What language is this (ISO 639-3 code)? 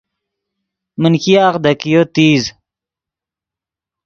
ydg